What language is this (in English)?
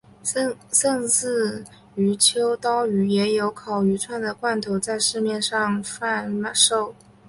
Chinese